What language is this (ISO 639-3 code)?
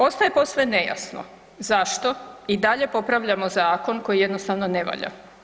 hrv